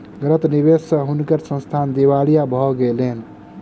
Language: Maithili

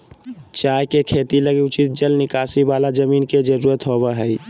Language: Magahi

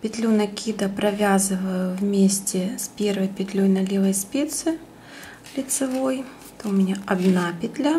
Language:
Russian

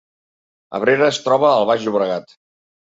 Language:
Catalan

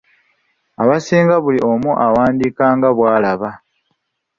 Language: Ganda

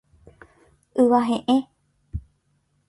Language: Guarani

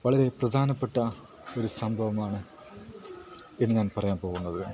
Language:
Malayalam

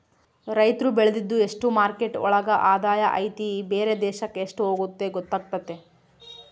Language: Kannada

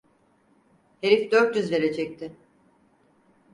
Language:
Turkish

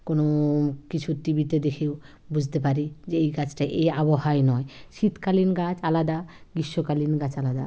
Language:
Bangla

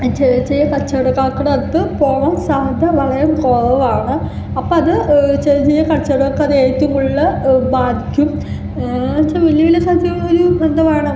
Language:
Malayalam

